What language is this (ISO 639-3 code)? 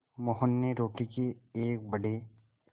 hin